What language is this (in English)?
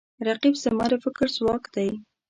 Pashto